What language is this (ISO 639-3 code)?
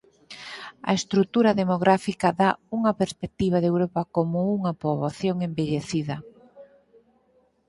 glg